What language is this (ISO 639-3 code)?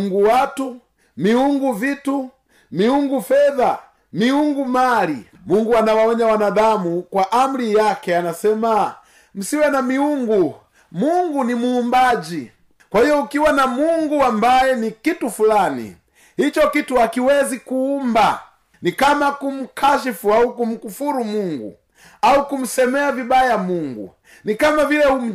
swa